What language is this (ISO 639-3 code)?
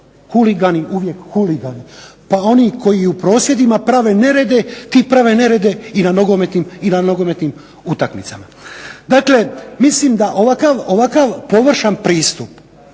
hrv